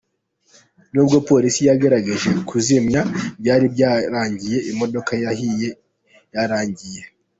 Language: Kinyarwanda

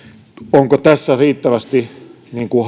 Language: Finnish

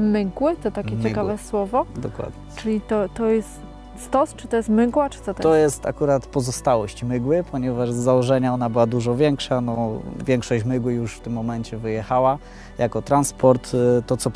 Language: Polish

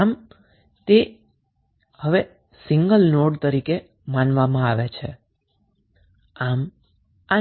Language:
Gujarati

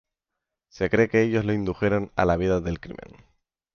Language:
Spanish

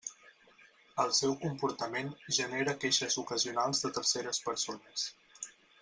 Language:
Catalan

